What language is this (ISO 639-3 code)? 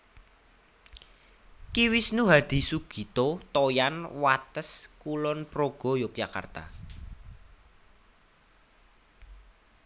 jav